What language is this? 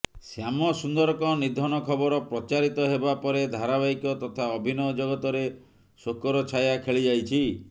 Odia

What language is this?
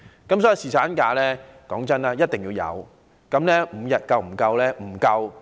Cantonese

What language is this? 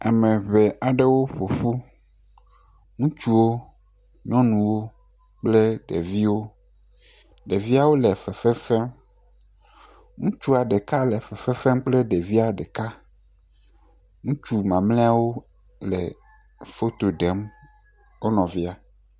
Ewe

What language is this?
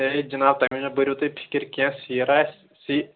Kashmiri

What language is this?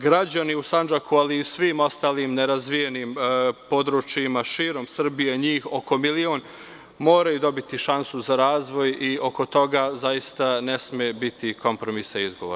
Serbian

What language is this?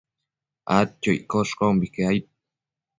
Matsés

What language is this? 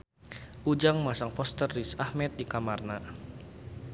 Sundanese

